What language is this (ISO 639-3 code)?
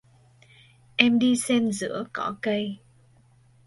vie